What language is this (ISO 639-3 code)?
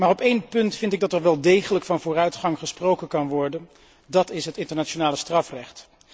nld